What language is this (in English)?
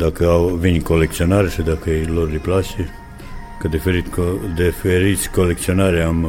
Romanian